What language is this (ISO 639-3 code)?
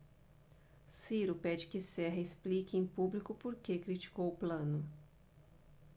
por